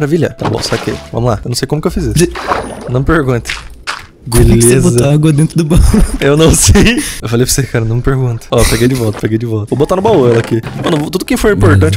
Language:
Portuguese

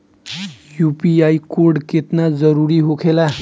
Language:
Bhojpuri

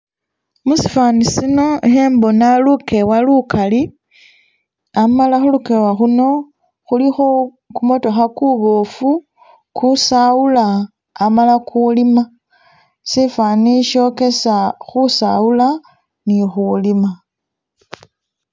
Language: Masaaba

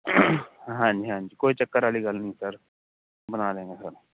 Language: Punjabi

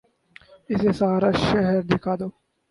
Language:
Urdu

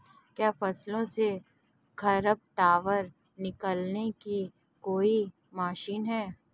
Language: Hindi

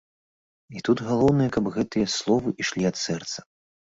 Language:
Belarusian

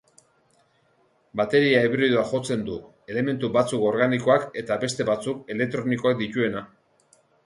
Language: Basque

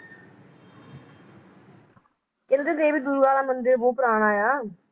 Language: Punjabi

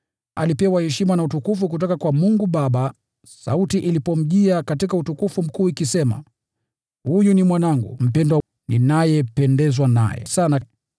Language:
Swahili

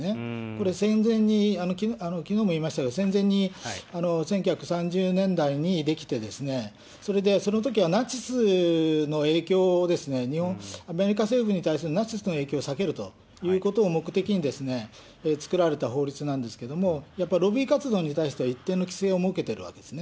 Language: Japanese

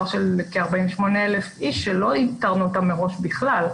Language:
Hebrew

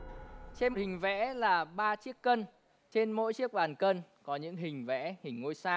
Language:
Vietnamese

